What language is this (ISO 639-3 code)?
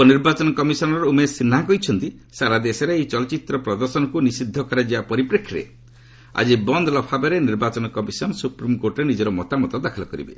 ori